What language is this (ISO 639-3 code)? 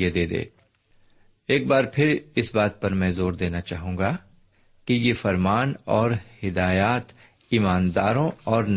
urd